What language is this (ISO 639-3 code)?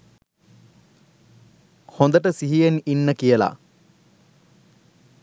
sin